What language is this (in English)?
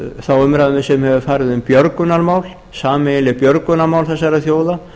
Icelandic